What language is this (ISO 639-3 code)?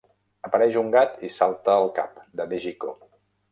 cat